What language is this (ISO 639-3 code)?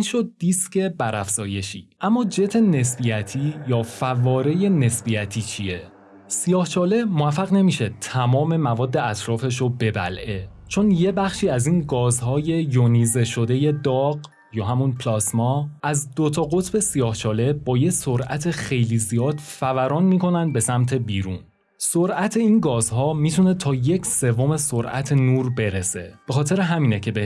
fas